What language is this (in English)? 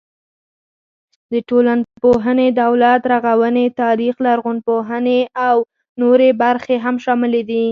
Pashto